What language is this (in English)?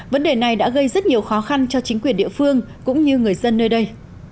Vietnamese